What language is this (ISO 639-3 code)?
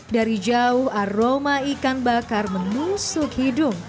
ind